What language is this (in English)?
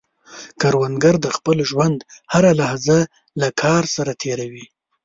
Pashto